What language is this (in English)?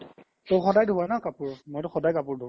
Assamese